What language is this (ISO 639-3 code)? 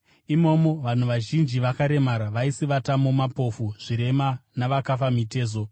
sna